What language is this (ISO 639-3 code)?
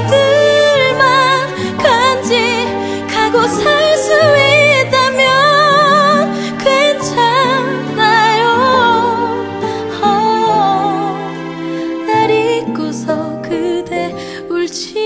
kor